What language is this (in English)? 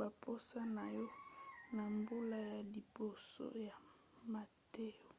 Lingala